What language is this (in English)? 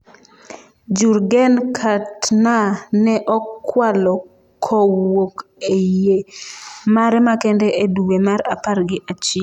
Luo (Kenya and Tanzania)